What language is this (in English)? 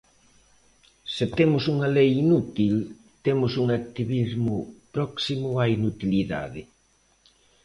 Galician